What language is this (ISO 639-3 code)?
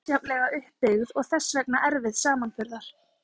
isl